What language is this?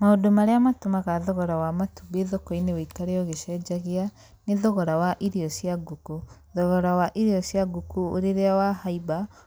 Kikuyu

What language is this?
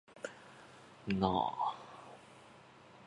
Japanese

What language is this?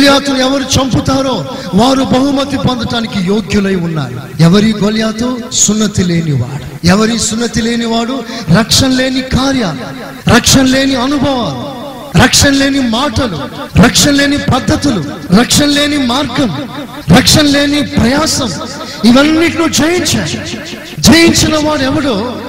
Telugu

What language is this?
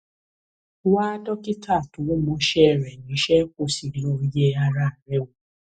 Yoruba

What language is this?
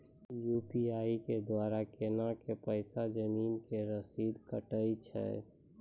Maithili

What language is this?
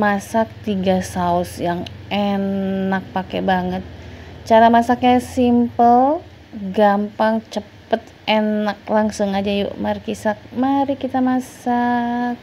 Indonesian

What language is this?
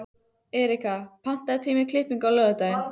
Icelandic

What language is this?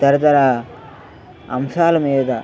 Telugu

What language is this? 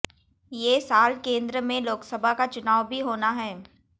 Hindi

